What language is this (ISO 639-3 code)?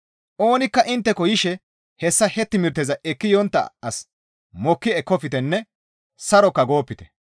gmv